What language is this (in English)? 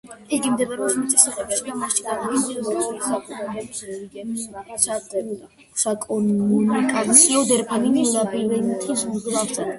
Georgian